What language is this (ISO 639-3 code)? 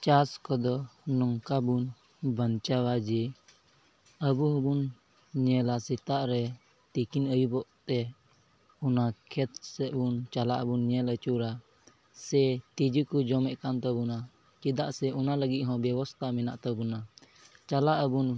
sat